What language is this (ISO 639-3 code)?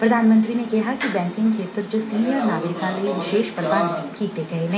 pan